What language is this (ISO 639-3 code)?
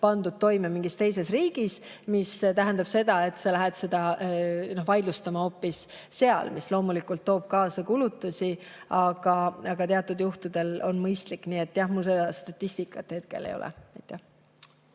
est